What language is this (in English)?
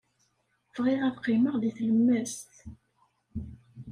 Kabyle